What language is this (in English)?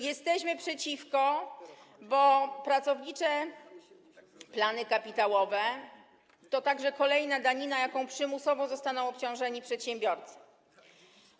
Polish